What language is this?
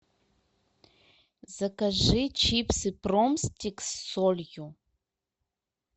Russian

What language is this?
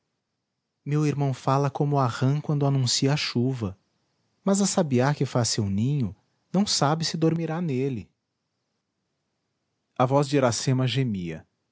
Portuguese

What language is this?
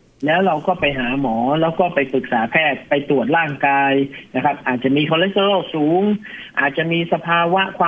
Thai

